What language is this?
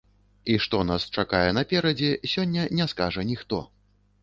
Belarusian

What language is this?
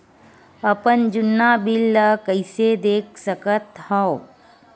Chhattisgarhi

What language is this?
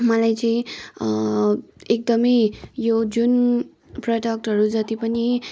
Nepali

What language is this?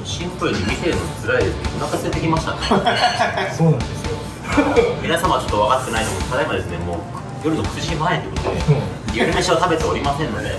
Japanese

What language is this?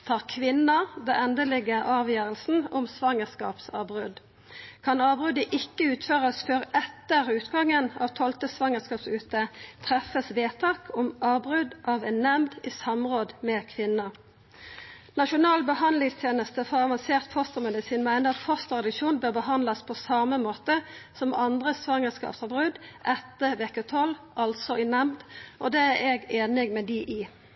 Norwegian Nynorsk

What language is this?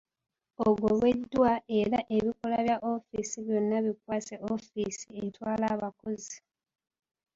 Ganda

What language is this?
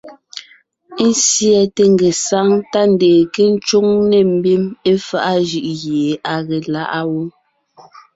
Ngiemboon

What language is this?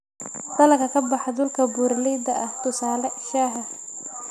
Somali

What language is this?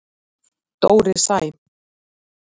Icelandic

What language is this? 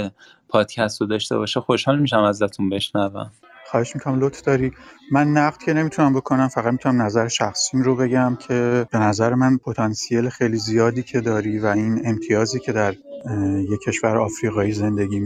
Persian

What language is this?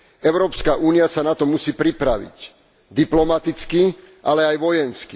Slovak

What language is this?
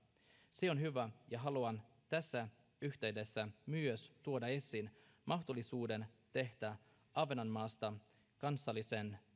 Finnish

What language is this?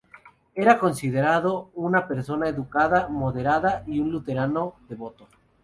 Spanish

